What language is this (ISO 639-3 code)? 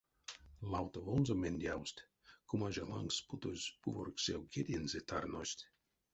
myv